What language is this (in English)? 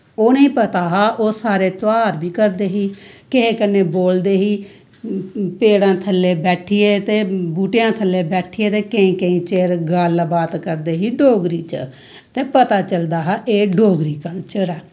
Dogri